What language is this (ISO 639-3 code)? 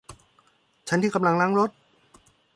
tha